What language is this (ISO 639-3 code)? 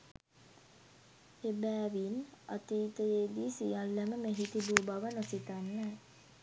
sin